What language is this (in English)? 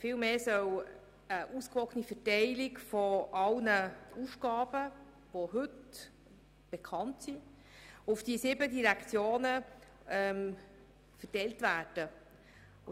Swiss German